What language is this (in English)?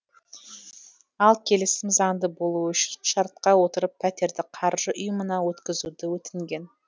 Kazakh